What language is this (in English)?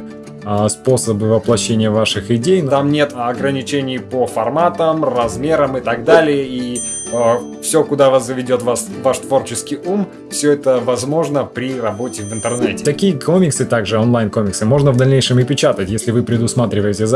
Russian